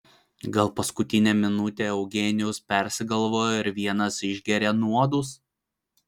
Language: Lithuanian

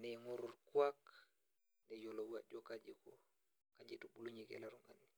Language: Masai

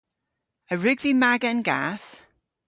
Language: Cornish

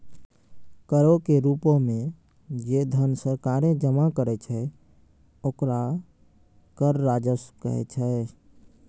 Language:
Maithili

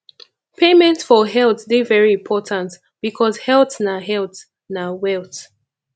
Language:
Nigerian Pidgin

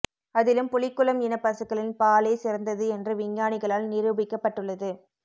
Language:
Tamil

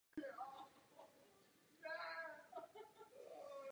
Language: Czech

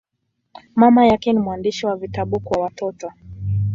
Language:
Swahili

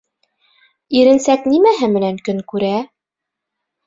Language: Bashkir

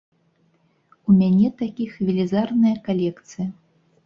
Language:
Belarusian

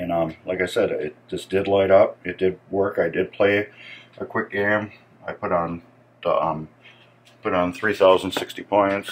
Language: English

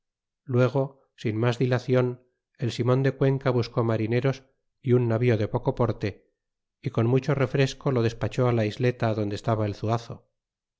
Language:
Spanish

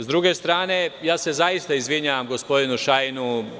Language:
Serbian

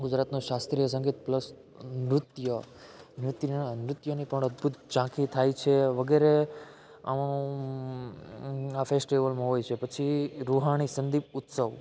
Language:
Gujarati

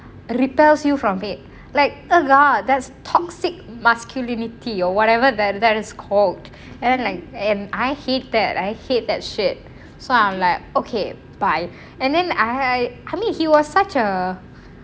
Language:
English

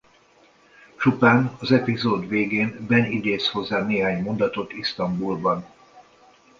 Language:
Hungarian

